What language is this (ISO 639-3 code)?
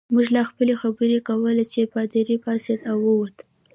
pus